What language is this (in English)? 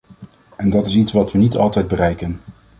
Dutch